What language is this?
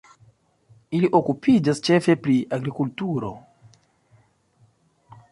Esperanto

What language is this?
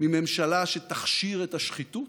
Hebrew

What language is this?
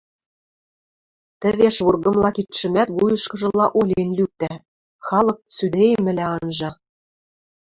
Western Mari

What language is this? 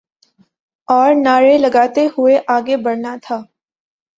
Urdu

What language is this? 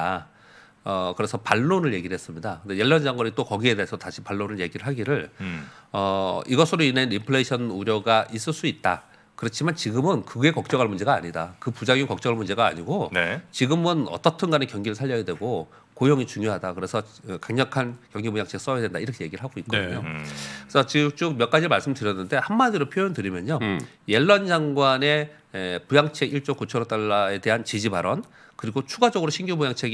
Korean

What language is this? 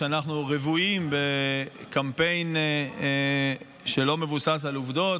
Hebrew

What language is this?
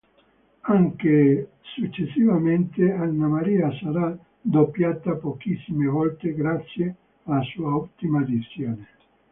Italian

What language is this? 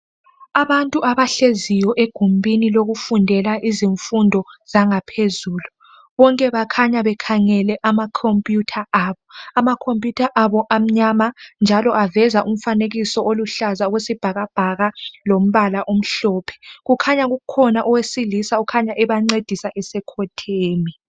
North Ndebele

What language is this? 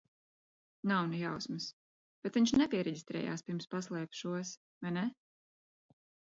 Latvian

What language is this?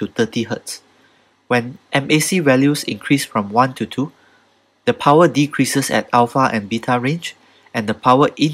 English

